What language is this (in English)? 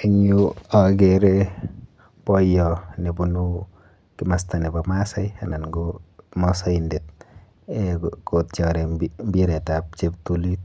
Kalenjin